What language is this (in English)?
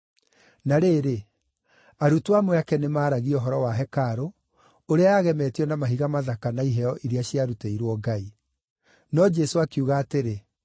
Kikuyu